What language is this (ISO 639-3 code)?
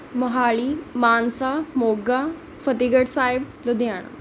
pan